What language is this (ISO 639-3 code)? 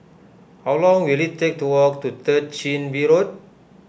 eng